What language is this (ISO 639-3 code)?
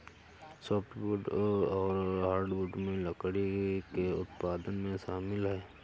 hin